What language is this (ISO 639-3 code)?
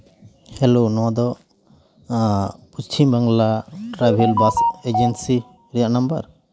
sat